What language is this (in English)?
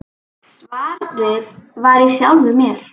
Icelandic